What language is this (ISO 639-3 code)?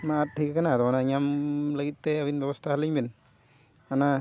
sat